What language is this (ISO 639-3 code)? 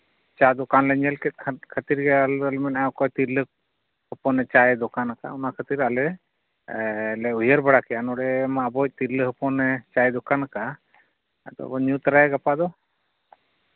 sat